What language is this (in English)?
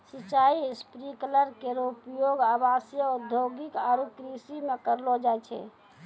Maithili